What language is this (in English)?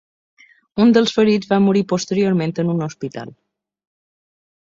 Catalan